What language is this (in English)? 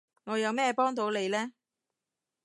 Cantonese